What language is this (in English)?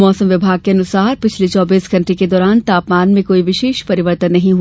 Hindi